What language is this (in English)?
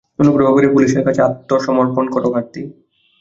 Bangla